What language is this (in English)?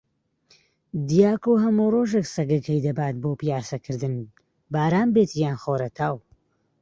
Central Kurdish